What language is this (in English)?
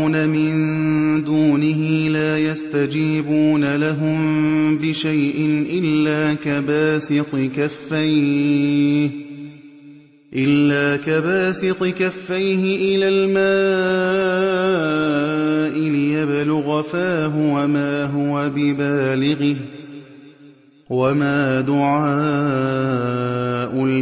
Arabic